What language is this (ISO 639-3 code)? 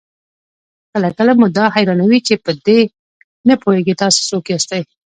pus